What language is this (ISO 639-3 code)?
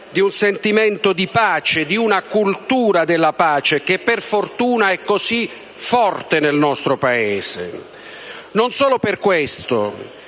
ita